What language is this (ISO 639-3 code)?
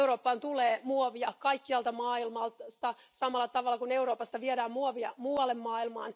fin